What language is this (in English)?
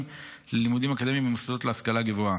Hebrew